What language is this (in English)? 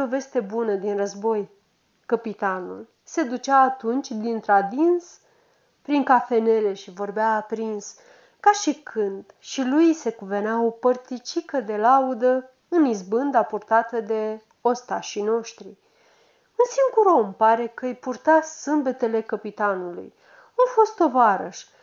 Romanian